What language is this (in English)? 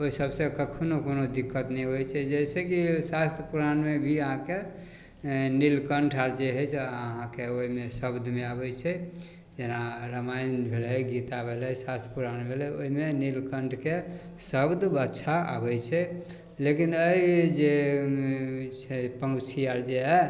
Maithili